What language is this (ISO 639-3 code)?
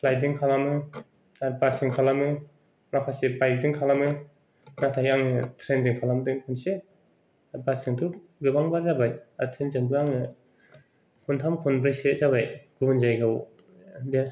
brx